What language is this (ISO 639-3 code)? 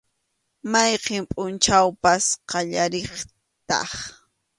qxu